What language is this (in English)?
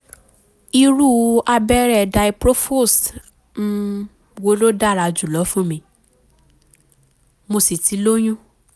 Yoruba